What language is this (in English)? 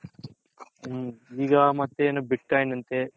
Kannada